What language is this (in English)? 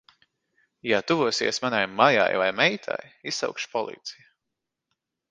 Latvian